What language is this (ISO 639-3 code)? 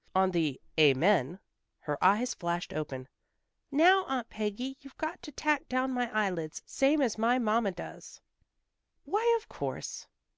eng